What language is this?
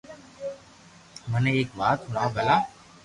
Loarki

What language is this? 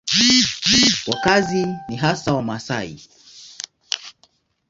Swahili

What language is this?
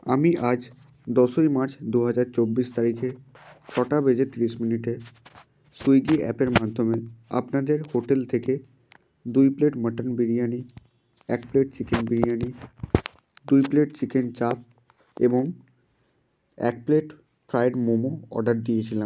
Bangla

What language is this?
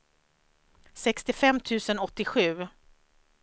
Swedish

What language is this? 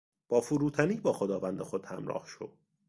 Persian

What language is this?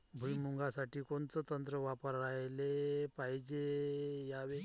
Marathi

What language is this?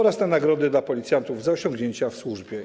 Polish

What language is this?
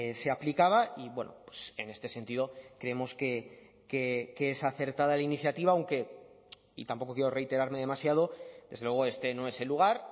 Spanish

